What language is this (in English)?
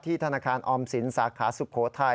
Thai